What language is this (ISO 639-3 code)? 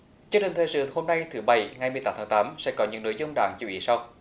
vie